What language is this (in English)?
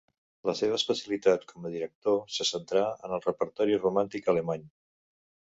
Catalan